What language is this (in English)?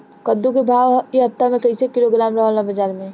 Bhojpuri